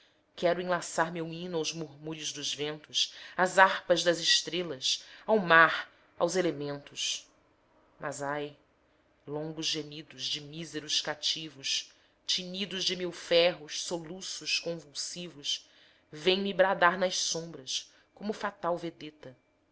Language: Portuguese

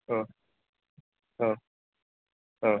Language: Bodo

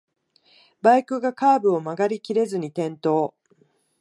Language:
Japanese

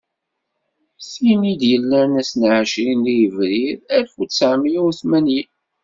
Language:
Kabyle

